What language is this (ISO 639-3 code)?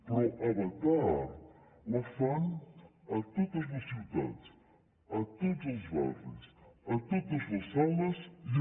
cat